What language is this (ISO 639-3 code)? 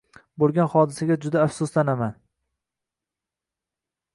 uzb